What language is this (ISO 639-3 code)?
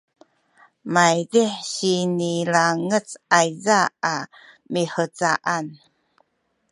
szy